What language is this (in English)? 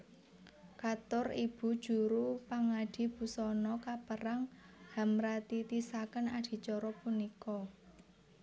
Javanese